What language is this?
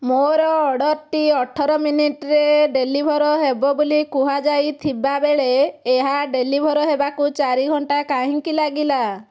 Odia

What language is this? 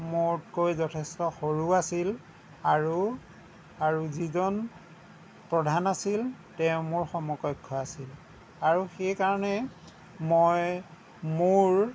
Assamese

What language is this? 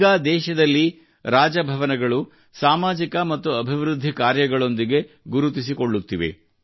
Kannada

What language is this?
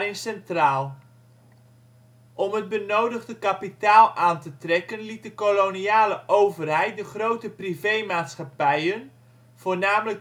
Dutch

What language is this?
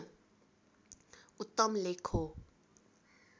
Nepali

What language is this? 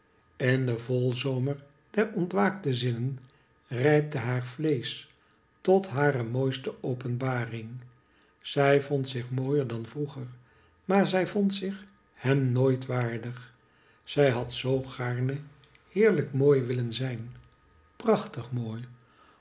Dutch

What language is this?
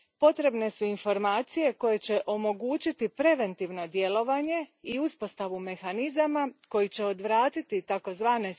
Croatian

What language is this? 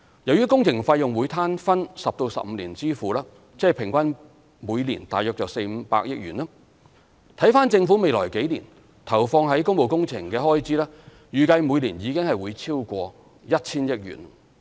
Cantonese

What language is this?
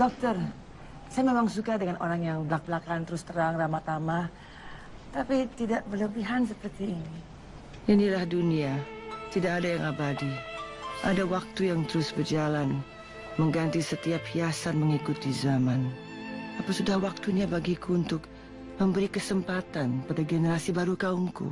Indonesian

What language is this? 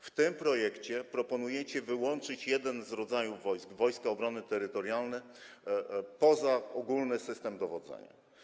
Polish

